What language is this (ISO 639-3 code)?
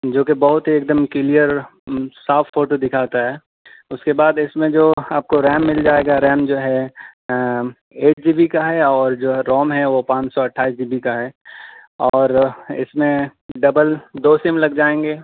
urd